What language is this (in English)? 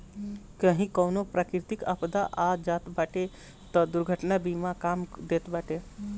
Bhojpuri